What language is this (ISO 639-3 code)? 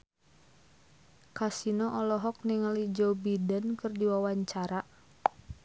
sun